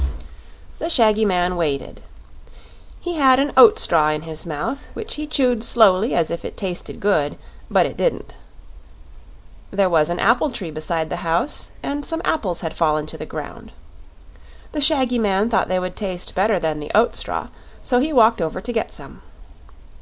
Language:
English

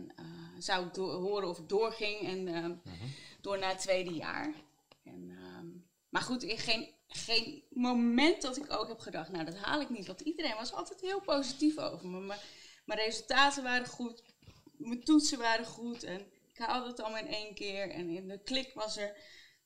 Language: Dutch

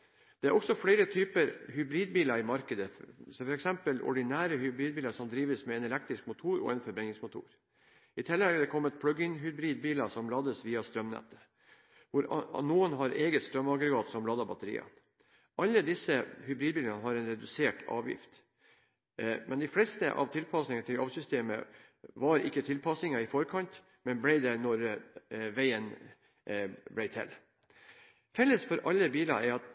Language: Norwegian Bokmål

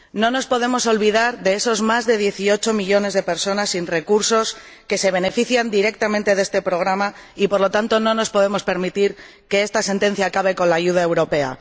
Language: Spanish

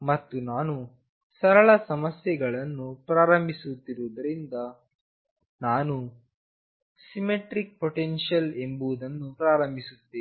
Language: Kannada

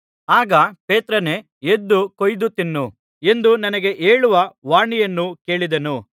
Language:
Kannada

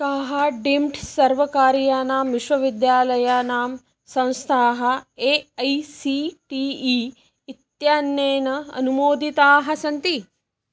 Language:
Sanskrit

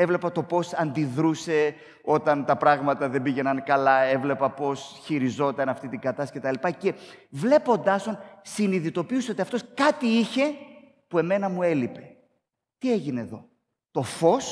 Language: Greek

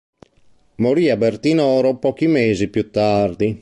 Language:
Italian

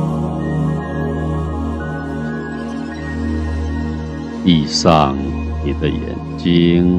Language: Chinese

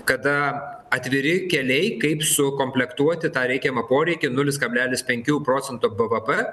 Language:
Lithuanian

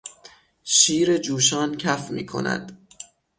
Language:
Persian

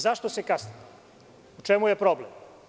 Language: Serbian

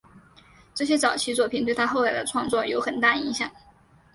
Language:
Chinese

